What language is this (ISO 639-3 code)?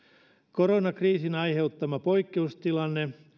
fin